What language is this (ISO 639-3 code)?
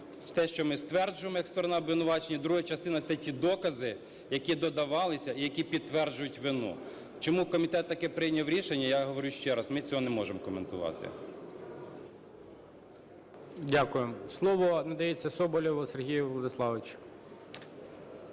ukr